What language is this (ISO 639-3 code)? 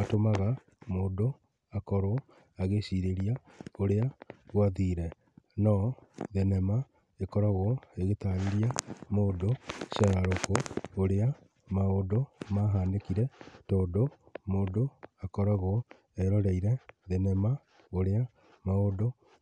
kik